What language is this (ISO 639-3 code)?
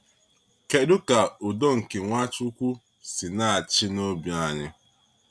ibo